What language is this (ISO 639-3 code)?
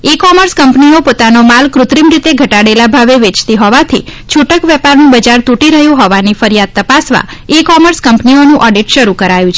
guj